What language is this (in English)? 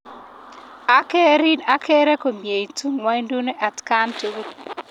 Kalenjin